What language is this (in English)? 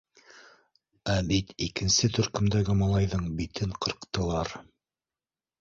Bashkir